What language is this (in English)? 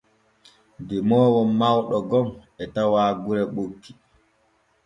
Borgu Fulfulde